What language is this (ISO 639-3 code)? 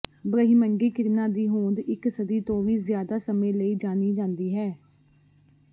pan